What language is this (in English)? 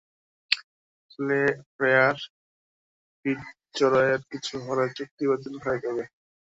Bangla